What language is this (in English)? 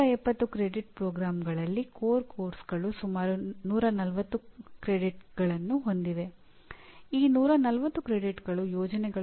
Kannada